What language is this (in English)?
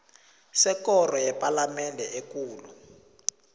South Ndebele